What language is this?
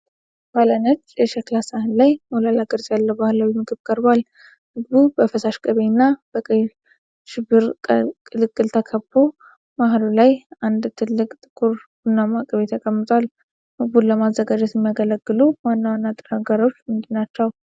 Amharic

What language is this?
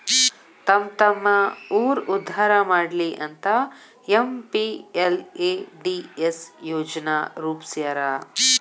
Kannada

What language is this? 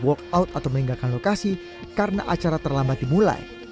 Indonesian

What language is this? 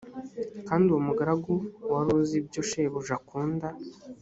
Kinyarwanda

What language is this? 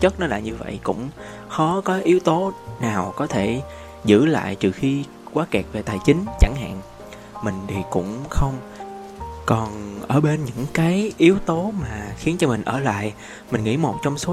Vietnamese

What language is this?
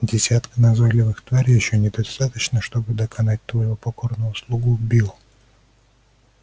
Russian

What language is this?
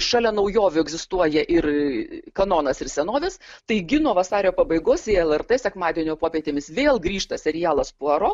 Lithuanian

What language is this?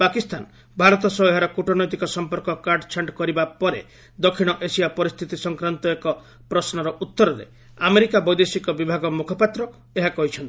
Odia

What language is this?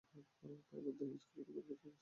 Bangla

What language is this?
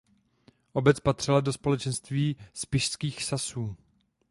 Czech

